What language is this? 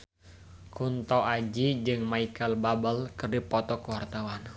Sundanese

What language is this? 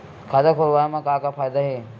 Chhattisgarhi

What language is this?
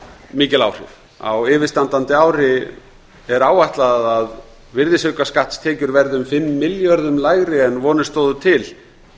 Icelandic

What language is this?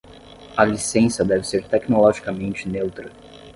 Portuguese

